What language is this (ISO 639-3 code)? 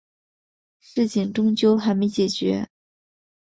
zho